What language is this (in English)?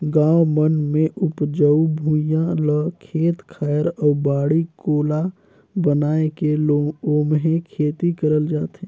Chhattisgarhi